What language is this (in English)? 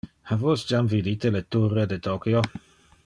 Interlingua